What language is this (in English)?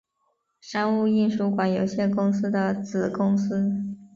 Chinese